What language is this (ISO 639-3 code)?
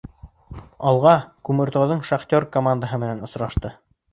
bak